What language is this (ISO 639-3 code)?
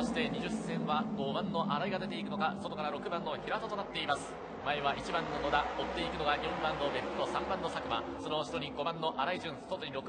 jpn